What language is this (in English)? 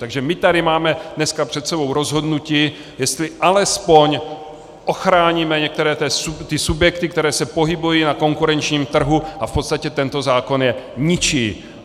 Czech